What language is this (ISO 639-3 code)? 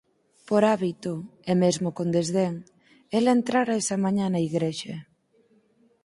glg